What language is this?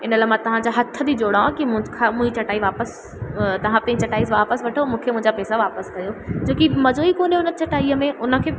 Sindhi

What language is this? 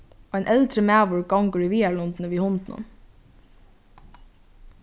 Faroese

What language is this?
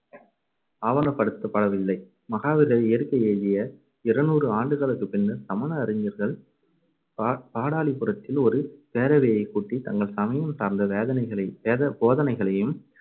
Tamil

